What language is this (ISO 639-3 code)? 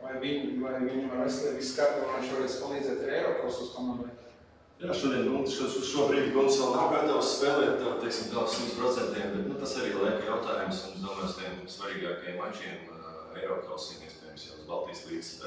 lav